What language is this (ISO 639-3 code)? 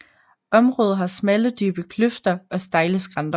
dan